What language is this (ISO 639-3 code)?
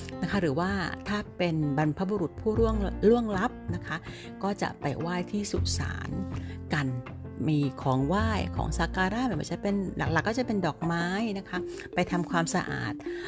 tha